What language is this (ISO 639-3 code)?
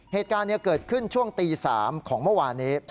tha